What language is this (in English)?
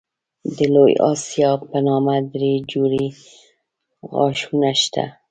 Pashto